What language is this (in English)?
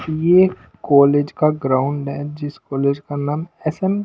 Hindi